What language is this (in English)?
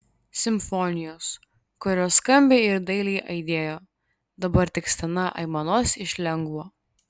Lithuanian